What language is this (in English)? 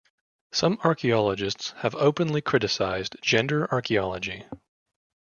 English